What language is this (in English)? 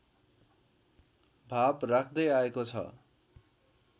Nepali